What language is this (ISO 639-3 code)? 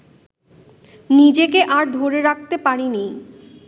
ben